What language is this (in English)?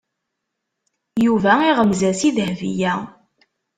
Kabyle